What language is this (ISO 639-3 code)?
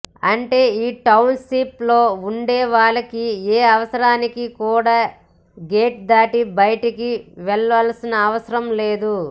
tel